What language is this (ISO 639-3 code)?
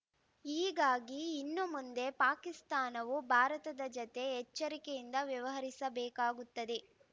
kan